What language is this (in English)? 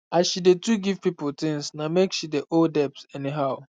Nigerian Pidgin